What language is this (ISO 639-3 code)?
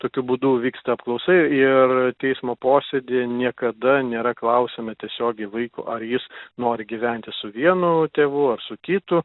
lit